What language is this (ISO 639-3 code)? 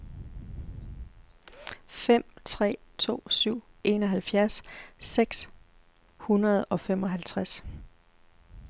dan